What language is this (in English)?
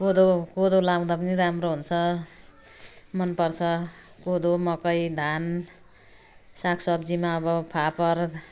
Nepali